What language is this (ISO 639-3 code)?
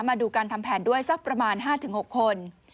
tha